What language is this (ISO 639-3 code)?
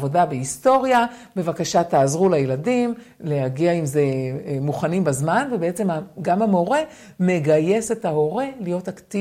heb